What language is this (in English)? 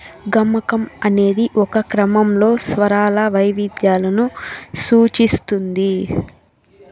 Telugu